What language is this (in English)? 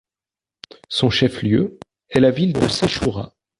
French